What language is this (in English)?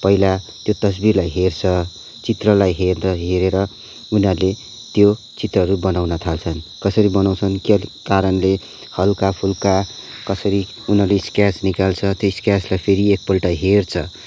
Nepali